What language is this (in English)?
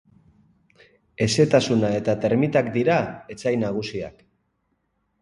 Basque